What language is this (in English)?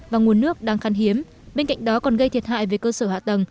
Vietnamese